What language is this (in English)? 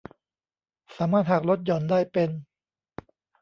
Thai